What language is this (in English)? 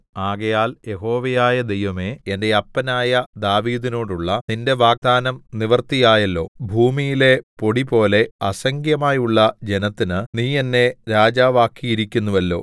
Malayalam